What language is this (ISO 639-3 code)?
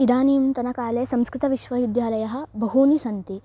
san